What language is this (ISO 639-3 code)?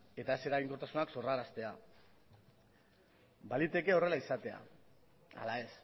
eus